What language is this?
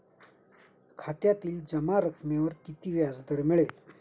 Marathi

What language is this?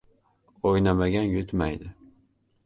Uzbek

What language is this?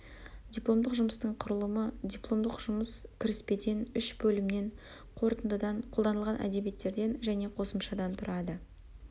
Kazakh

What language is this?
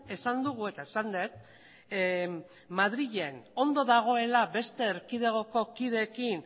Basque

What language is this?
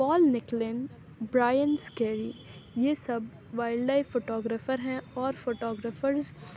Urdu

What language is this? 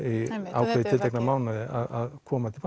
Icelandic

